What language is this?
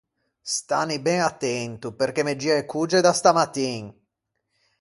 Ligurian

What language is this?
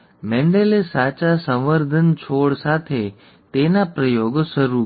Gujarati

